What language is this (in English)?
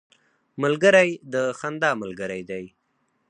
Pashto